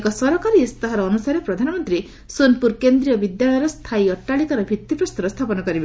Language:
Odia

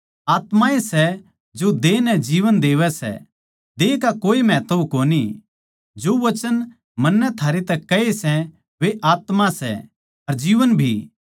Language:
Haryanvi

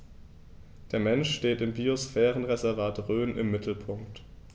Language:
German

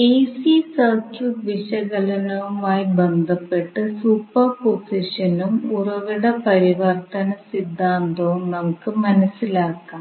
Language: Malayalam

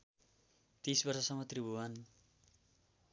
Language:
Nepali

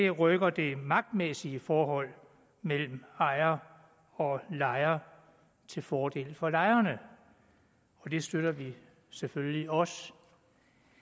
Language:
Danish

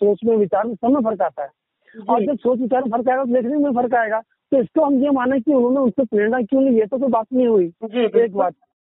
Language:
Hindi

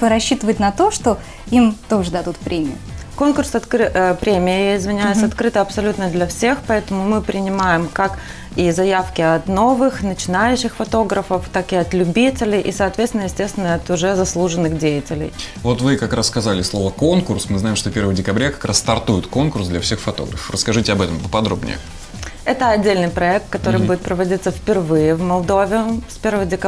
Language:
Russian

